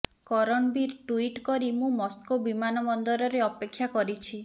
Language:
Odia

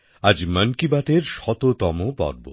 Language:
Bangla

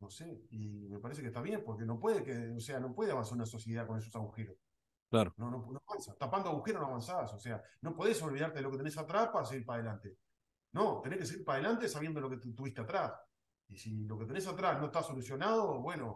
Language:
Spanish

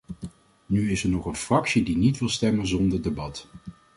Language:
Dutch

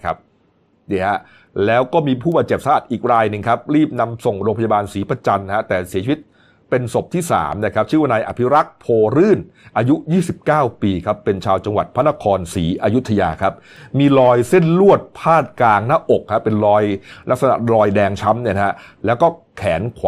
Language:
Thai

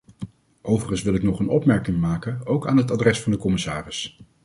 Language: Dutch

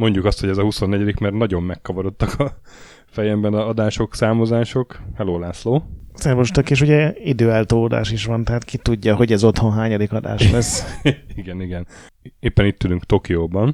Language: Hungarian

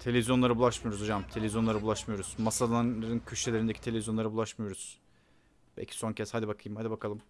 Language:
Turkish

